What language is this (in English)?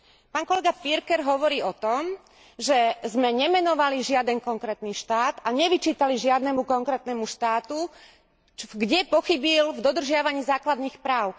Slovak